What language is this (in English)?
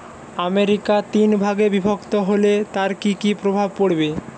Bangla